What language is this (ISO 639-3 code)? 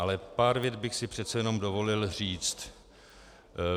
ces